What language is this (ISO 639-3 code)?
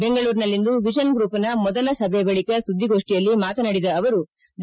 kan